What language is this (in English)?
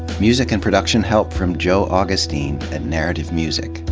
English